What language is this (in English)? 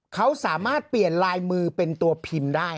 Thai